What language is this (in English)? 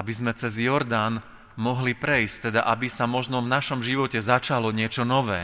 Slovak